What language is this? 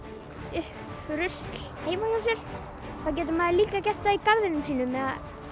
Icelandic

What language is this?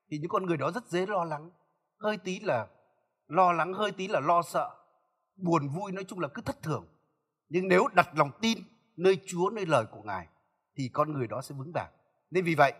Vietnamese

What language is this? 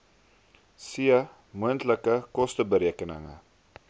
Afrikaans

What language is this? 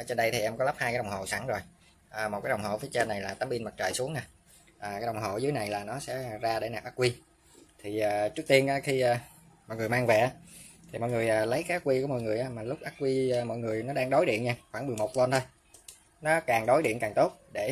Vietnamese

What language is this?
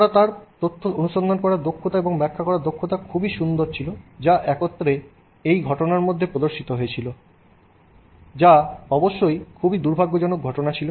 Bangla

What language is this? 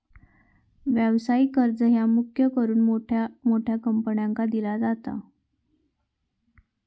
Marathi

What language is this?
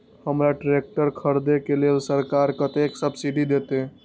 Maithili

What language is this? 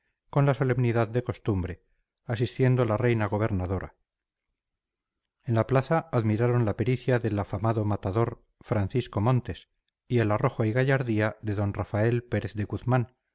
Spanish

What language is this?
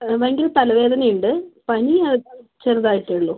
Malayalam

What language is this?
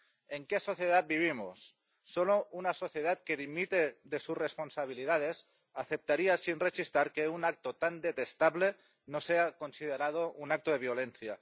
Spanish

